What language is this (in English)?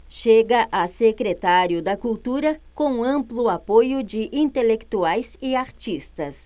Portuguese